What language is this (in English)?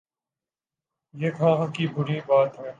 Urdu